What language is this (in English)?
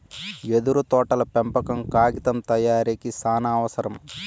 Telugu